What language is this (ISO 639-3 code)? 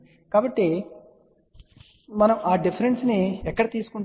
tel